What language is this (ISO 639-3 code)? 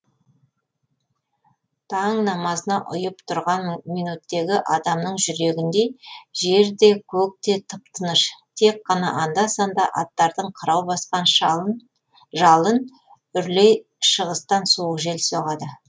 kaz